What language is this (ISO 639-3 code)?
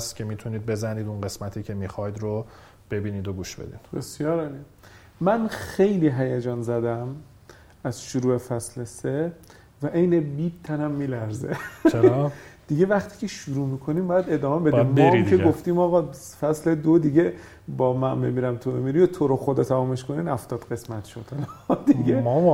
fas